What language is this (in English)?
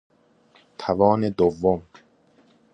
Persian